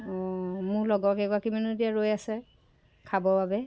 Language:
Assamese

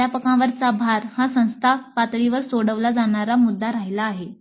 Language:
Marathi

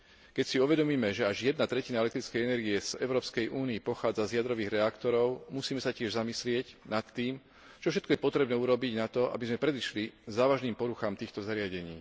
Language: Slovak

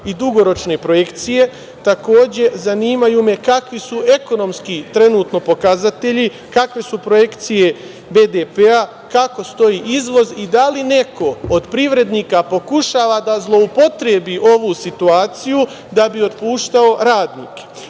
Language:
Serbian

